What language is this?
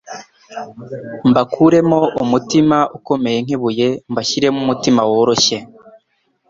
Kinyarwanda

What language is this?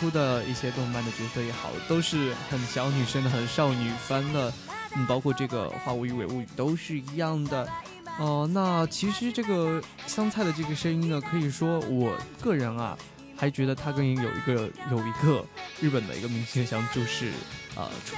Chinese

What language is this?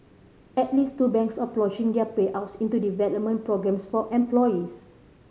English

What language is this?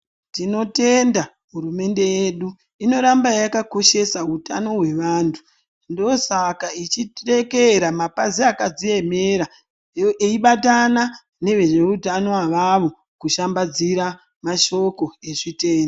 Ndau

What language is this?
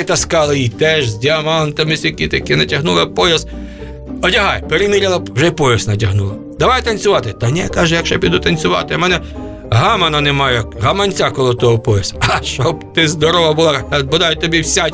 Ukrainian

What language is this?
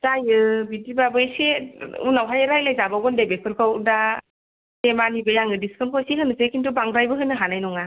Bodo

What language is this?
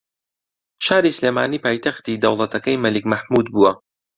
Central Kurdish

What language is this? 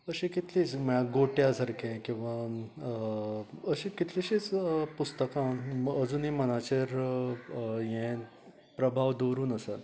Konkani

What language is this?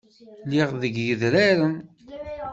Kabyle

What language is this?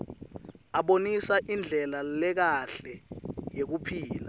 Swati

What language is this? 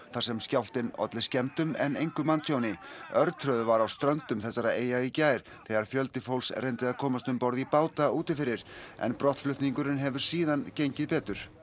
Icelandic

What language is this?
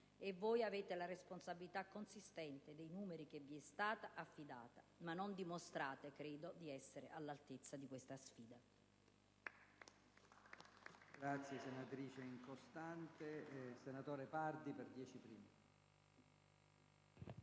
Italian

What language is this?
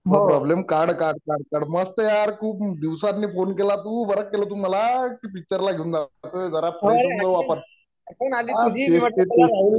Marathi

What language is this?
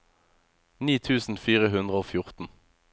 Norwegian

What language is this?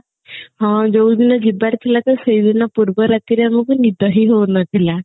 Odia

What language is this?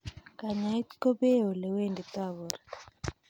Kalenjin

